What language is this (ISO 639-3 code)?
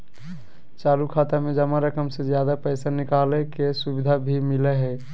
mag